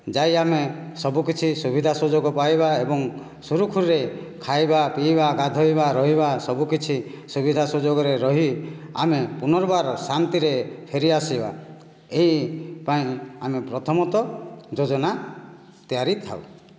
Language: Odia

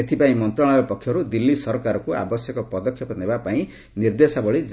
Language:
Odia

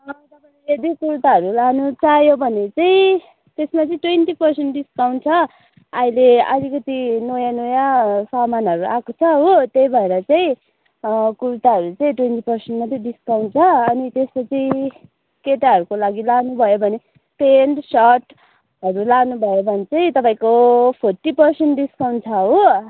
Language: Nepali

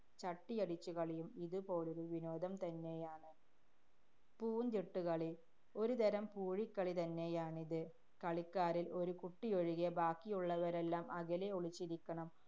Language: Malayalam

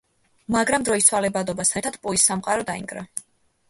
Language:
Georgian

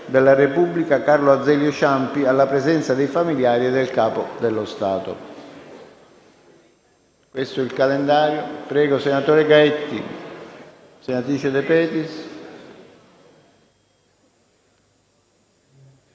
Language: Italian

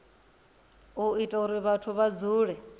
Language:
Venda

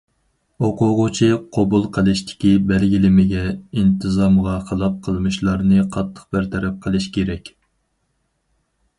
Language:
Uyghur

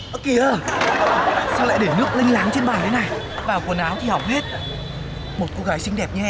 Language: Vietnamese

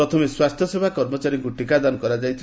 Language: Odia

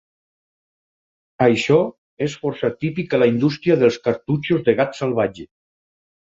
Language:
Catalan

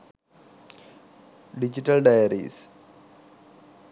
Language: Sinhala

